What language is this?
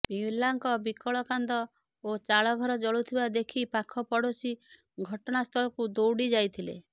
Odia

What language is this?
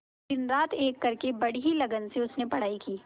Hindi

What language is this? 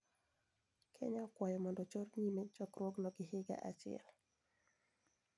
Luo (Kenya and Tanzania)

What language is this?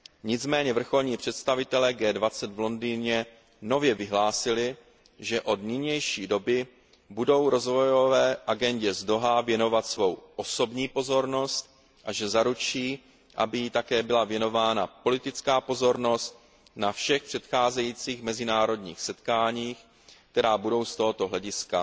Czech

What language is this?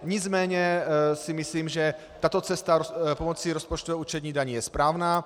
Czech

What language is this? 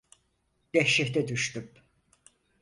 Turkish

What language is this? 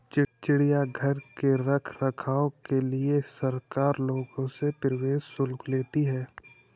Hindi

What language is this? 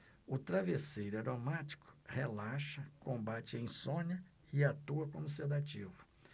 Portuguese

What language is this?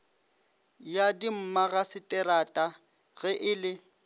Northern Sotho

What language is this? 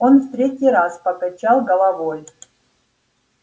Russian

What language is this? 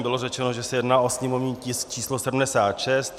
Czech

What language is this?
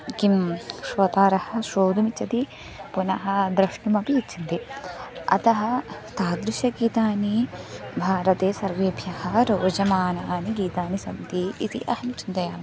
Sanskrit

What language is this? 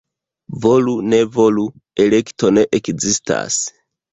Esperanto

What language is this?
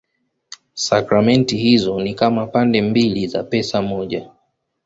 Swahili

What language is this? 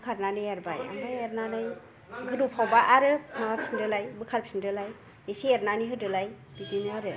Bodo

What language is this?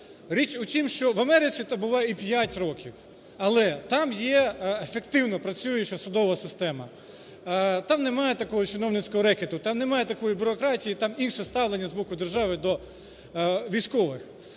Ukrainian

